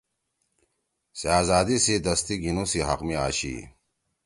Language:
Torwali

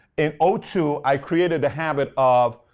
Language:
English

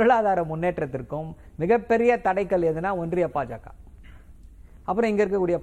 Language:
Tamil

